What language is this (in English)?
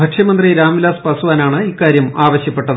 Malayalam